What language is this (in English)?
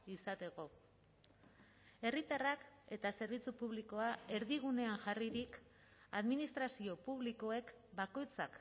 Basque